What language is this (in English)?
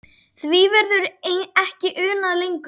Icelandic